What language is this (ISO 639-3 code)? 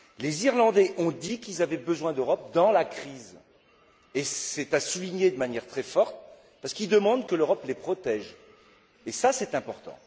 fra